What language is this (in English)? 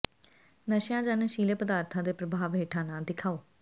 Punjabi